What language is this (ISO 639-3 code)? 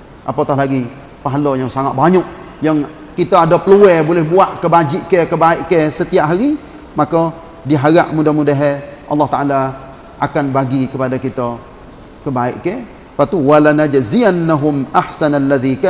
msa